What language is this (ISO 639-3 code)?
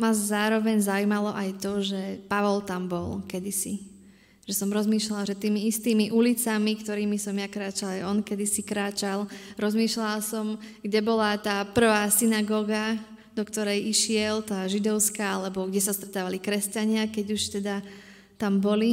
slk